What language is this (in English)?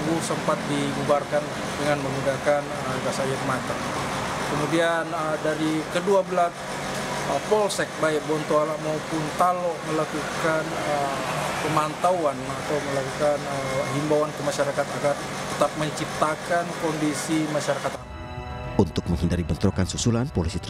Indonesian